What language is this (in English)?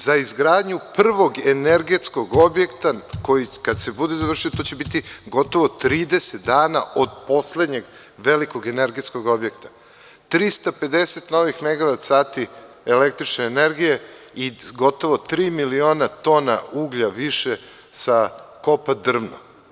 Serbian